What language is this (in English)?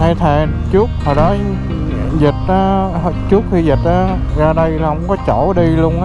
Vietnamese